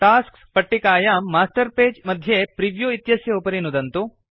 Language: Sanskrit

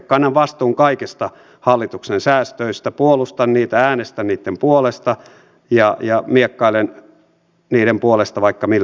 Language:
Finnish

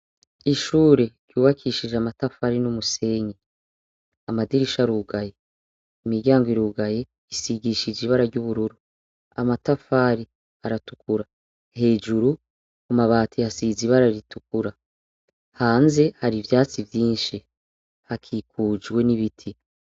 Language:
Rundi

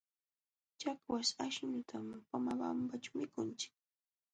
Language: Jauja Wanca Quechua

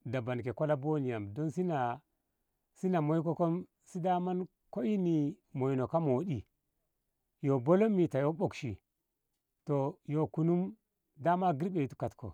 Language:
Ngamo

